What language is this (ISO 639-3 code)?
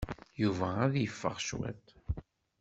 kab